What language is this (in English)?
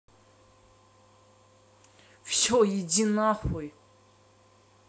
Russian